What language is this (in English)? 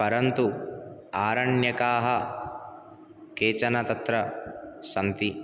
Sanskrit